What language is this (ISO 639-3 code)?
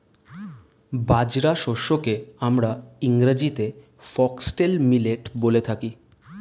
ben